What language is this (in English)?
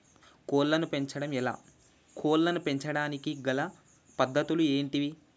Telugu